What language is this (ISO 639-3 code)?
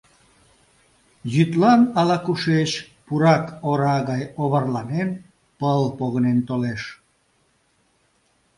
chm